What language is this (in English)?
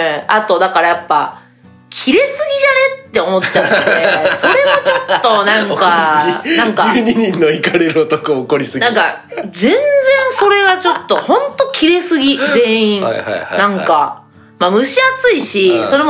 Japanese